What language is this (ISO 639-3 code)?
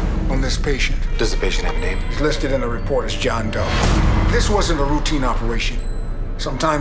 eng